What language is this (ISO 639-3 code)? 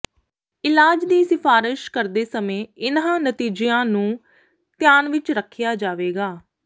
pan